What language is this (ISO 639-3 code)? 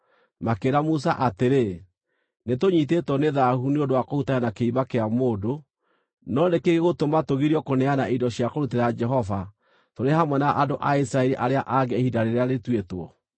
kik